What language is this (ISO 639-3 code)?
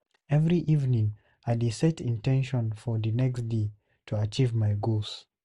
pcm